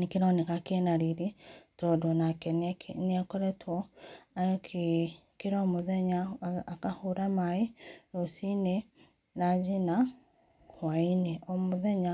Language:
Kikuyu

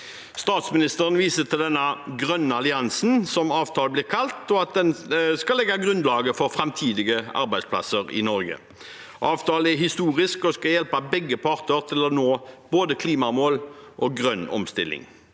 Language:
Norwegian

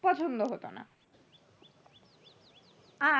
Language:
Bangla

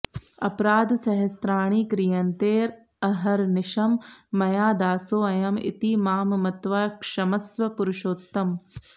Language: Sanskrit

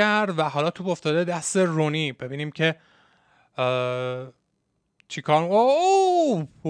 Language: Persian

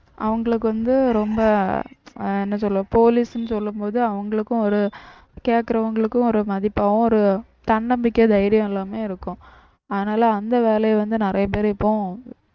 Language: Tamil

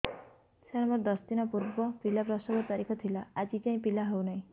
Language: Odia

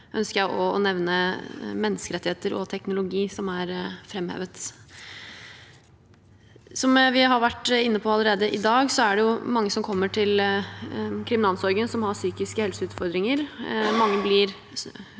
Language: Norwegian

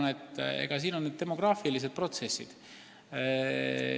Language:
Estonian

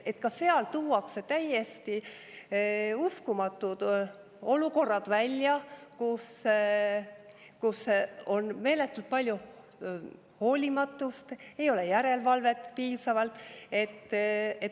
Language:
Estonian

